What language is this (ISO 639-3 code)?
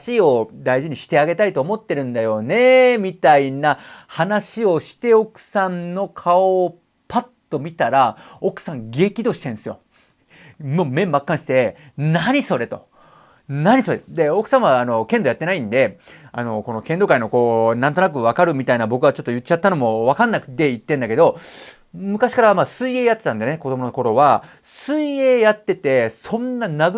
jpn